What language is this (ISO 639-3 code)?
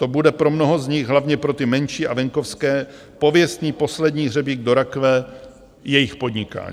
ces